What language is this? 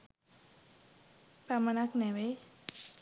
Sinhala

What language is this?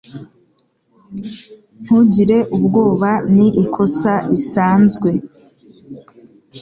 Kinyarwanda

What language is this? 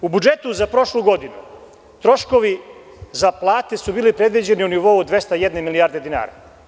Serbian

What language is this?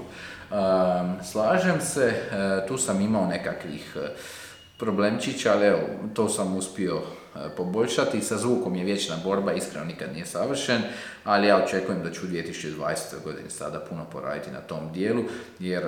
Croatian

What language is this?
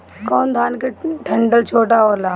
Bhojpuri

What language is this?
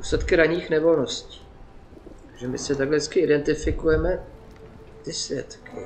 Czech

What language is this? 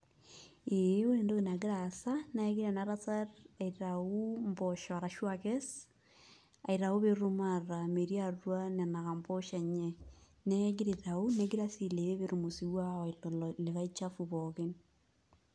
Masai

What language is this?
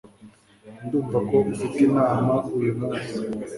Kinyarwanda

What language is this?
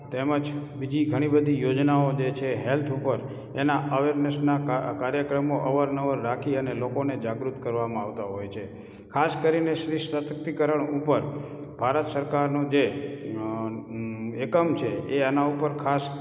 Gujarati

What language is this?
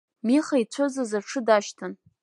Abkhazian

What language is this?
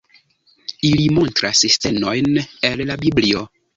Esperanto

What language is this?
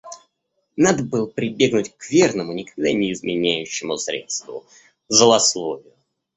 Russian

